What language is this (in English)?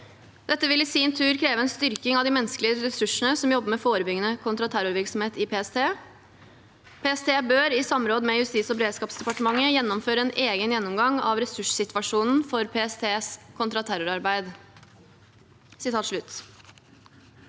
Norwegian